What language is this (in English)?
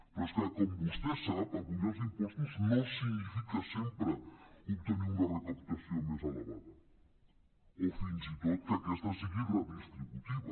Catalan